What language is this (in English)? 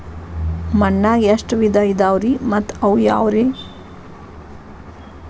Kannada